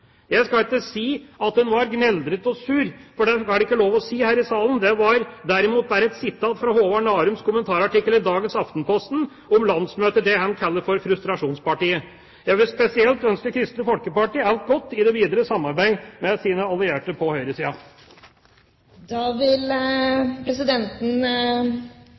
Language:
Norwegian Bokmål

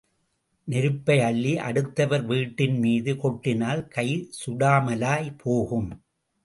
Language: Tamil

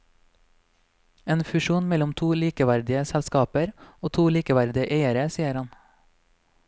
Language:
Norwegian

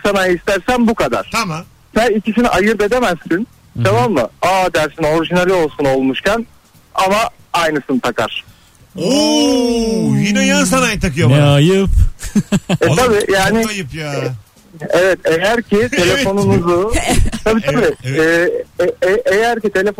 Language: Turkish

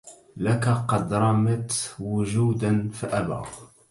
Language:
Arabic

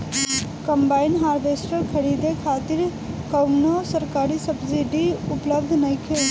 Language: Bhojpuri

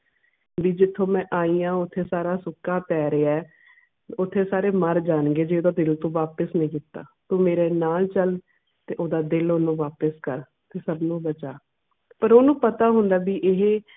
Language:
Punjabi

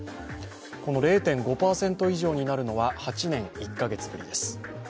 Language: Japanese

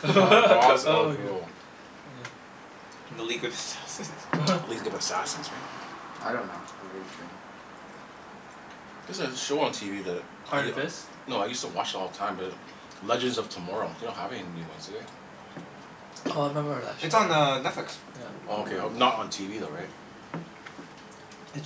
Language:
English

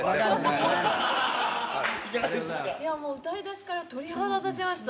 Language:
Japanese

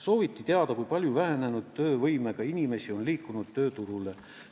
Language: Estonian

